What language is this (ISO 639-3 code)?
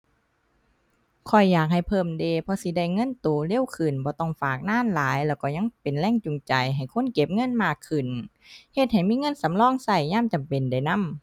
tha